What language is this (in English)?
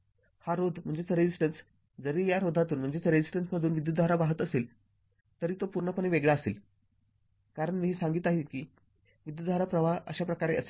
Marathi